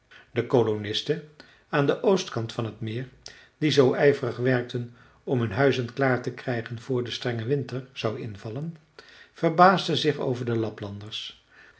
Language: Dutch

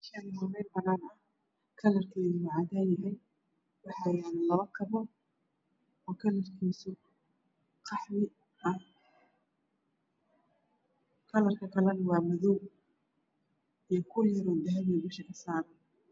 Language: Somali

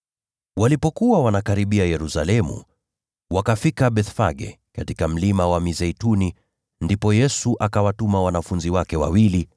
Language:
Swahili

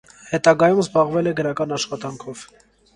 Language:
Armenian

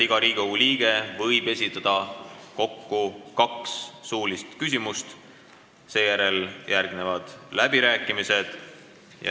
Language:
Estonian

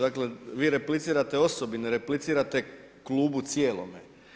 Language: Croatian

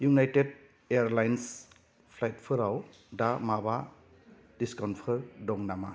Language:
Bodo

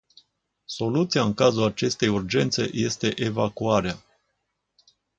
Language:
Romanian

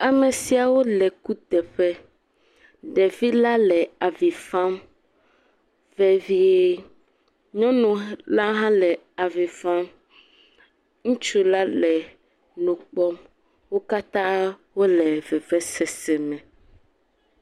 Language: Ewe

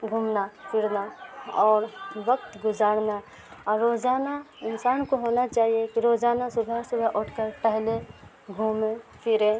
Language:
Urdu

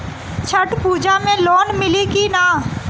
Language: Bhojpuri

